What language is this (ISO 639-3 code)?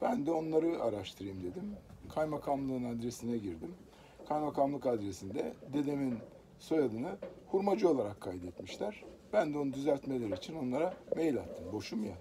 tur